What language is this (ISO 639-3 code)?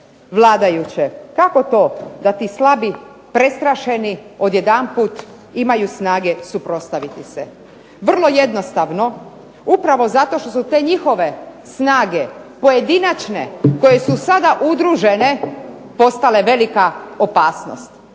hrv